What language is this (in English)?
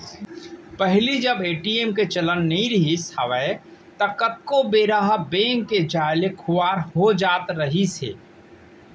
Chhattisgarhi